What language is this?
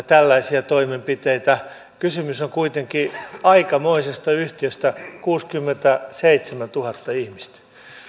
Finnish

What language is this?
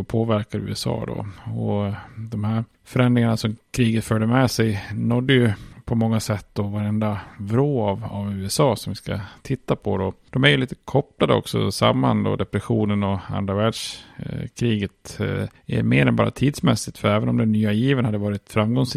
Swedish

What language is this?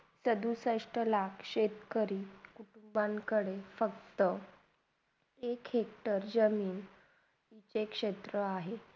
Marathi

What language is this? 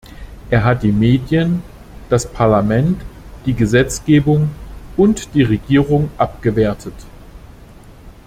German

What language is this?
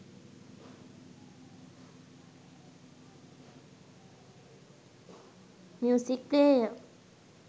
Sinhala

